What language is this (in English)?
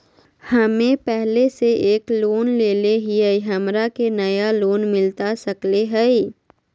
Magahi